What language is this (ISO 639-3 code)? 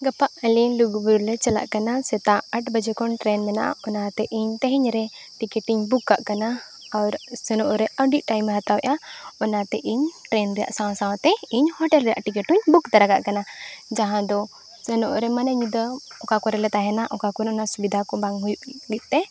sat